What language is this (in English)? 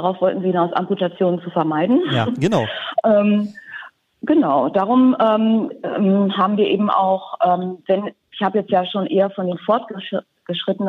German